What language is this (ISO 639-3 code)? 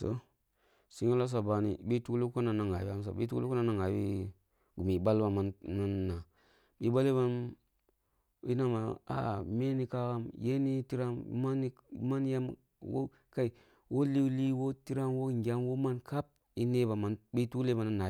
bbu